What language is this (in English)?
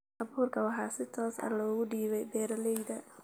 Somali